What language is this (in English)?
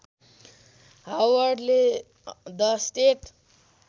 Nepali